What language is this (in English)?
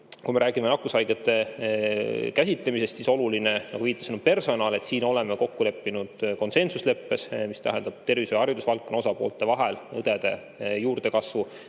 Estonian